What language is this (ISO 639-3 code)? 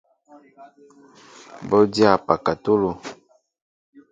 mbo